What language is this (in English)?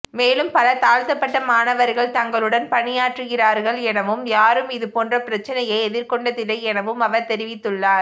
Tamil